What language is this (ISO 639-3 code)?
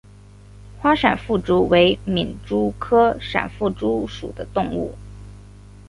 zho